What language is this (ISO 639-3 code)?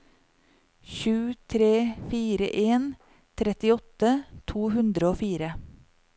nor